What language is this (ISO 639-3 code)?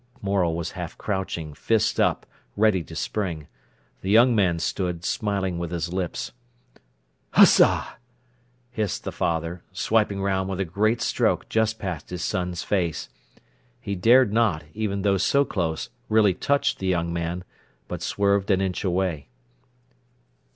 eng